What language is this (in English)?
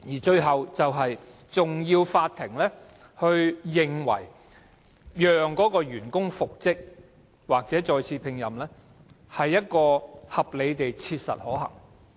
Cantonese